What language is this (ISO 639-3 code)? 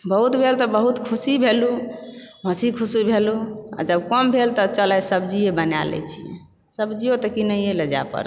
mai